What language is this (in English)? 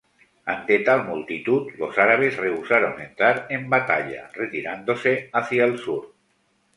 Spanish